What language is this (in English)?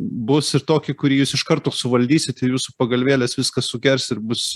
Lithuanian